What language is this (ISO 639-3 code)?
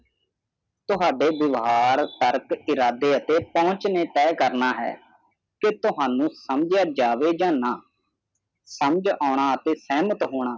pan